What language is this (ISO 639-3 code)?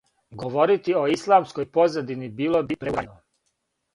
srp